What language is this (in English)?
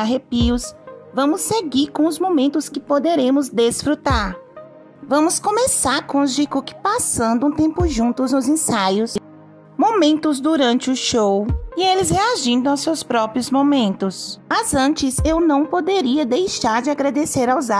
Portuguese